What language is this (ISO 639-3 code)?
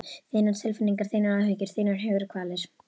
isl